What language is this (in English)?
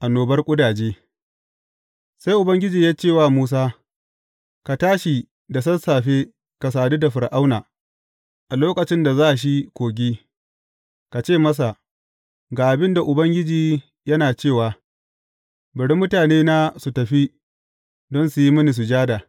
Hausa